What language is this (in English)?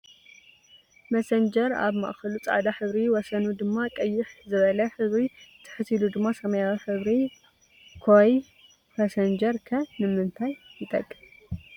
Tigrinya